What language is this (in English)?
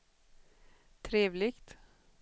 Swedish